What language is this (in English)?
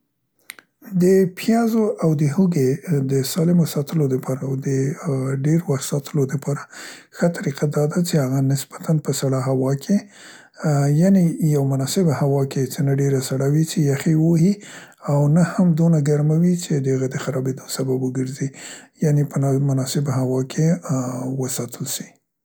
Central Pashto